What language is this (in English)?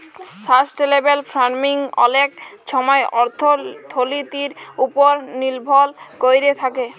Bangla